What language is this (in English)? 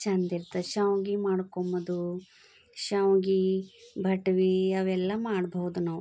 Kannada